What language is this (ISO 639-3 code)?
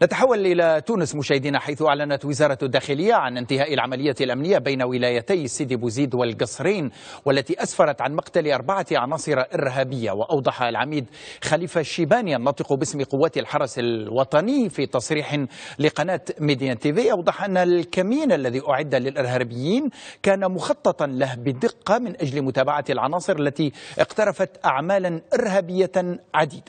ara